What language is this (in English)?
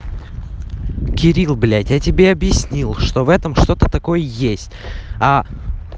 Russian